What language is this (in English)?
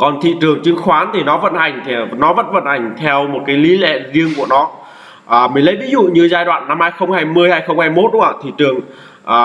Vietnamese